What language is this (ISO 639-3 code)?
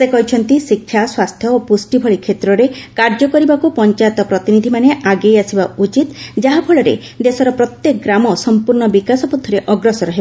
ori